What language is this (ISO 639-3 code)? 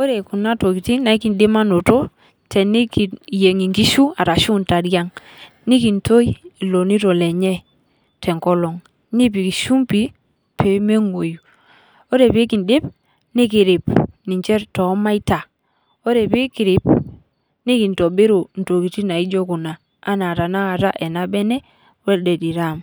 mas